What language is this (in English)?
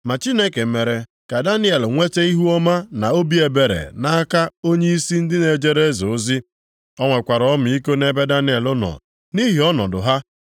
Igbo